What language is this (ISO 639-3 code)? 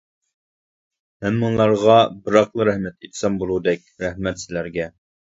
uig